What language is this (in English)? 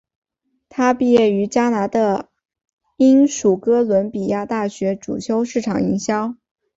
Chinese